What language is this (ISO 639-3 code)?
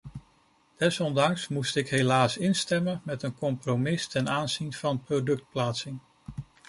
nld